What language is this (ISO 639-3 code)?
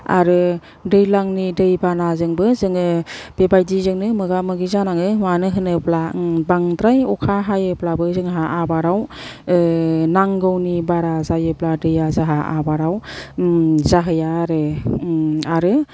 brx